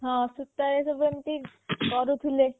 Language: Odia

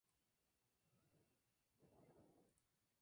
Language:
Spanish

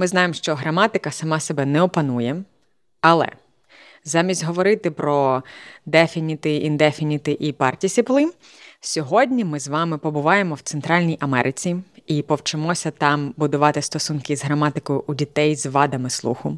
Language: Ukrainian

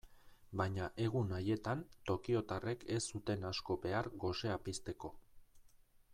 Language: Basque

